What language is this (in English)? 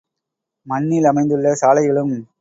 Tamil